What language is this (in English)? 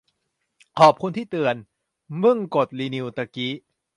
Thai